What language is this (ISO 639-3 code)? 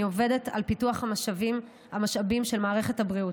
heb